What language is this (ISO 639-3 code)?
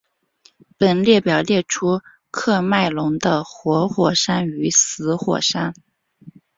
zho